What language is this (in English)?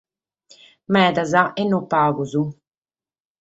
Sardinian